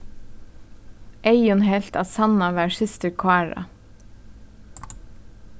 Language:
Faroese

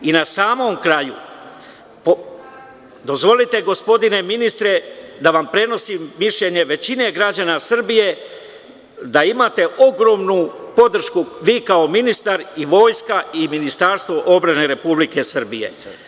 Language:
Serbian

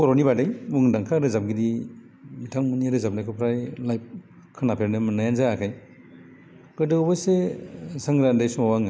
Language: Bodo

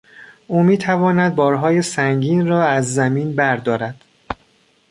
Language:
Persian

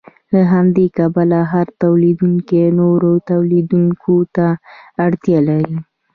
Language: Pashto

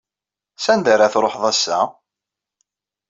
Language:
Kabyle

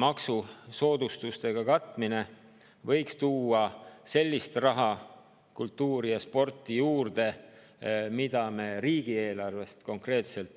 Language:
Estonian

